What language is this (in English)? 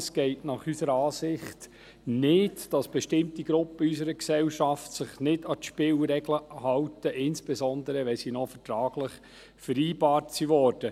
Swiss German